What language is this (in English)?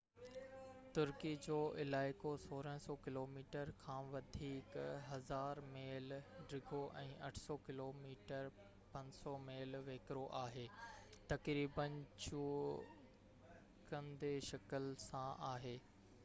Sindhi